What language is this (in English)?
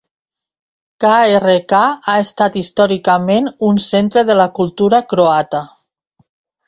Catalan